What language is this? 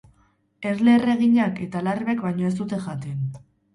Basque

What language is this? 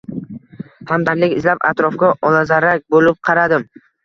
Uzbek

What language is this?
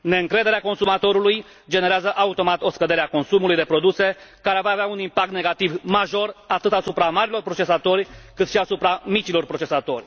Romanian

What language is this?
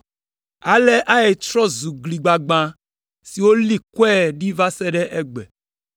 Ewe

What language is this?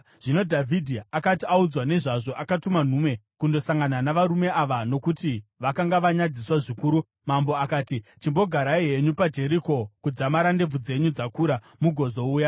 Shona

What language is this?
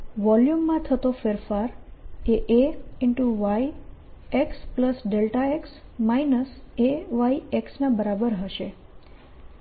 Gujarati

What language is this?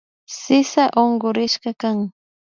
Imbabura Highland Quichua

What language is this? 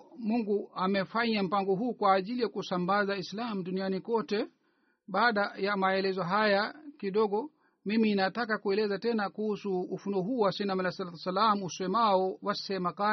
Swahili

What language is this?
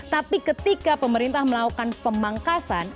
Indonesian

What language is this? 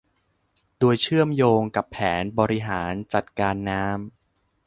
Thai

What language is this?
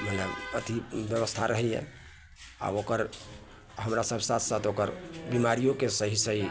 Maithili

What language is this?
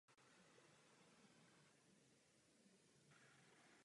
Czech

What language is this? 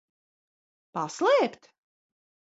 Latvian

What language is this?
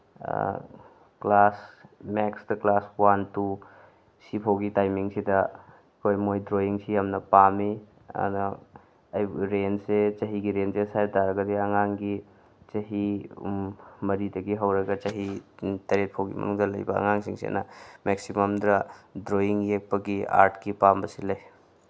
Manipuri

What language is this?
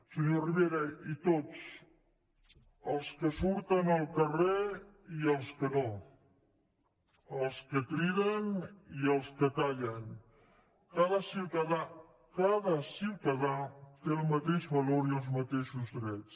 Catalan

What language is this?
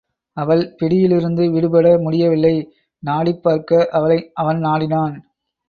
Tamil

